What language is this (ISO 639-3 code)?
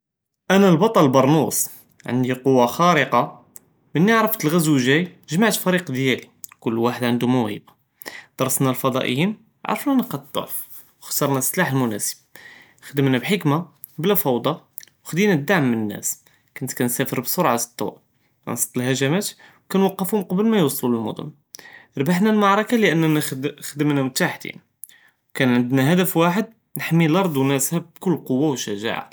jrb